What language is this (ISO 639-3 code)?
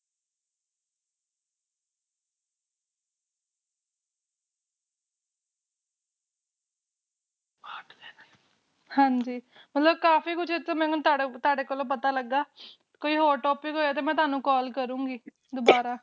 pan